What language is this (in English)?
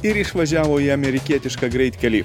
Lithuanian